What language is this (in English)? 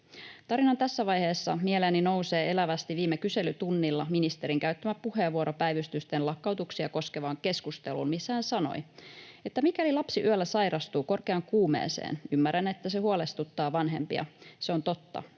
Finnish